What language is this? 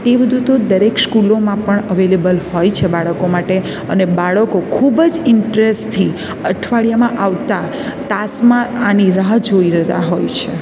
Gujarati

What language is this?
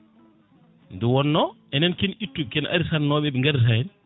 Fula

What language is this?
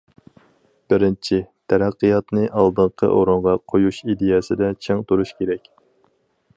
Uyghur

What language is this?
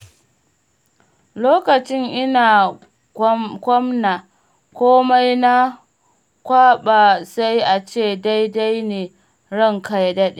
Hausa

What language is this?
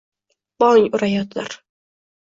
Uzbek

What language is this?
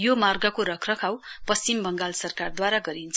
Nepali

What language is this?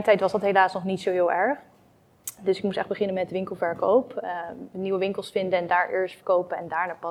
Dutch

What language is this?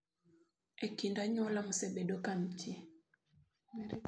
Luo (Kenya and Tanzania)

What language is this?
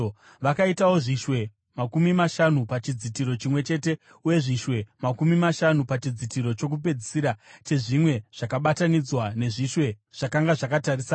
Shona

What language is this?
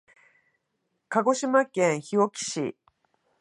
Japanese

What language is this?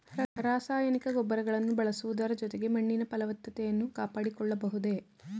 Kannada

